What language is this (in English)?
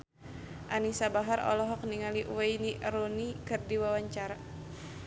Sundanese